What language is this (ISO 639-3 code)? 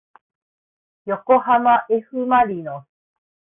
jpn